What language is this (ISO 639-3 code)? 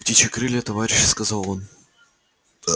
rus